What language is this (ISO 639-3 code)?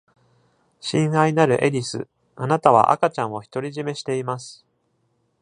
jpn